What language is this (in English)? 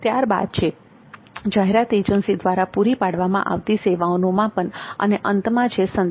Gujarati